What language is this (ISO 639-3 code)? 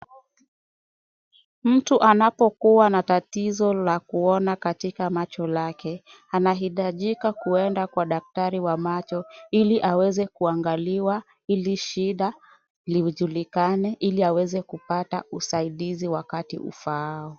swa